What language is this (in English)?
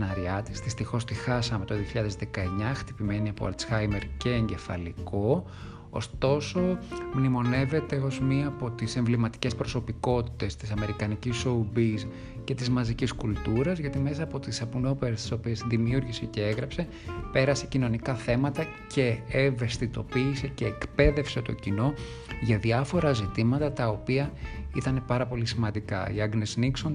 Greek